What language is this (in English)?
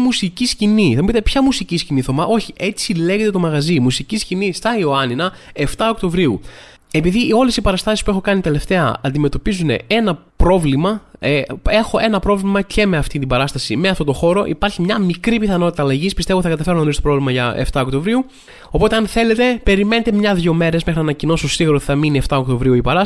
Greek